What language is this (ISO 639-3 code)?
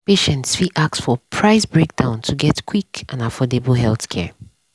pcm